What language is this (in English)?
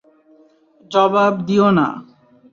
Bangla